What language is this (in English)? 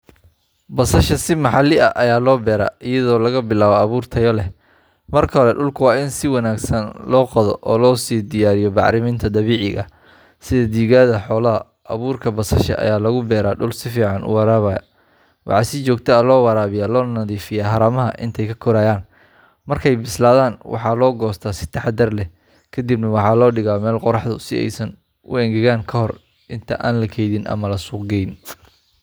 Somali